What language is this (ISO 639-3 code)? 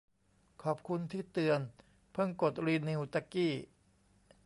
tha